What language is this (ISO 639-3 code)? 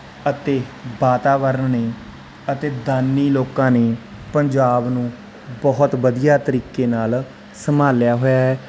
pan